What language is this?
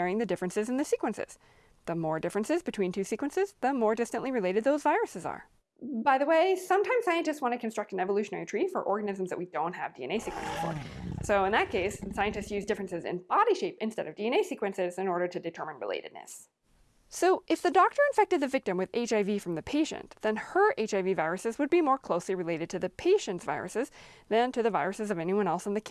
English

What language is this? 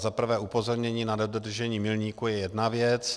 Czech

